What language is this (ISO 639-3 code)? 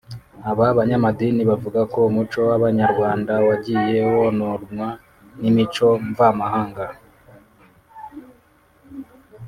kin